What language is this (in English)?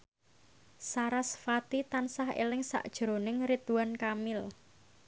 Javanese